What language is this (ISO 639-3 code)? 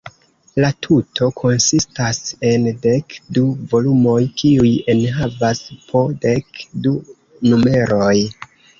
epo